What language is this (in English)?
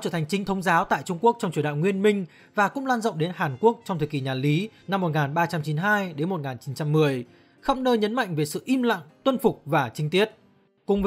Vietnamese